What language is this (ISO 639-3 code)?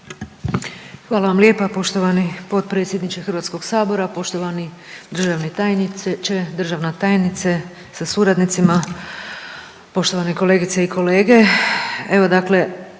hrv